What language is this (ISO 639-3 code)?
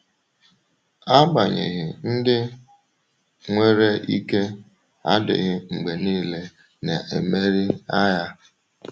ibo